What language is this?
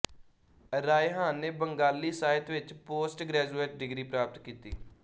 Punjabi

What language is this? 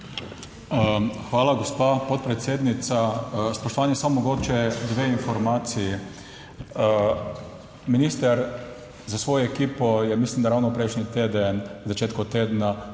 Slovenian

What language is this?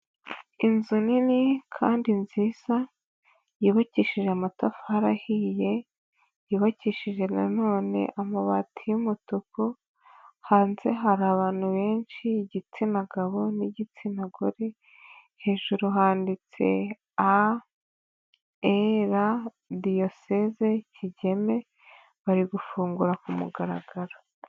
Kinyarwanda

